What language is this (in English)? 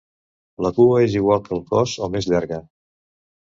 Catalan